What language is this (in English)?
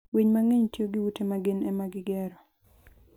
Luo (Kenya and Tanzania)